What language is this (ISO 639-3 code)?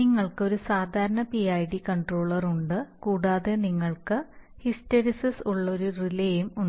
mal